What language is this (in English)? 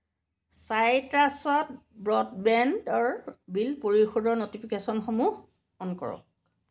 Assamese